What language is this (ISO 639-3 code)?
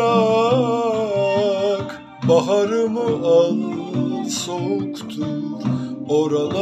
tur